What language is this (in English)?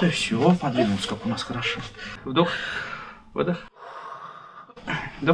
Russian